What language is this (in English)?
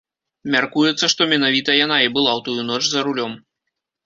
Belarusian